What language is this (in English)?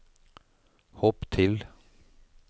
Norwegian